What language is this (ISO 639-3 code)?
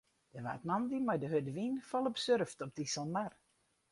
fry